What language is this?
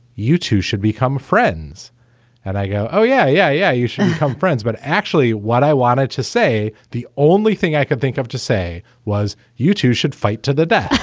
English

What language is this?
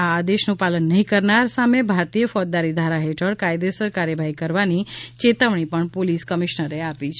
Gujarati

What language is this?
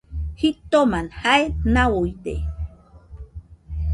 Nüpode Huitoto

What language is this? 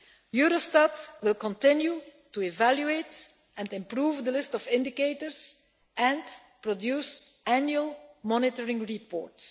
English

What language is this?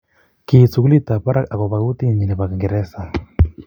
Kalenjin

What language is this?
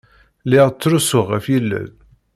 Kabyle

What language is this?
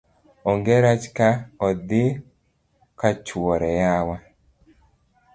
Luo (Kenya and Tanzania)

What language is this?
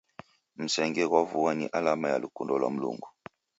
Taita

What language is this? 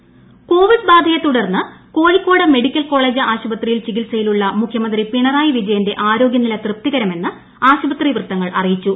Malayalam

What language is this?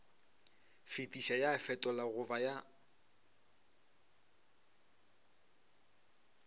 Northern Sotho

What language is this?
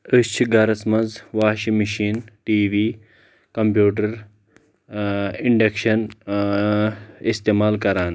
Kashmiri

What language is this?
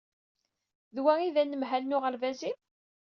Kabyle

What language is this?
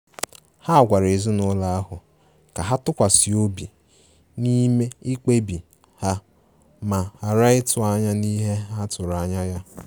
Igbo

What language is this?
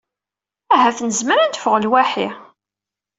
Kabyle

